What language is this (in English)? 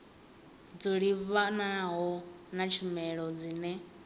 Venda